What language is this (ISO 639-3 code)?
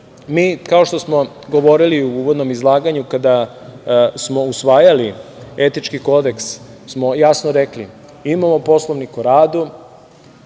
srp